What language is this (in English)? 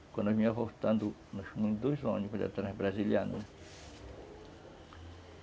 Portuguese